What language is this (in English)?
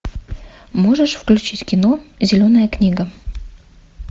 Russian